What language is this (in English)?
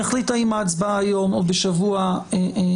Hebrew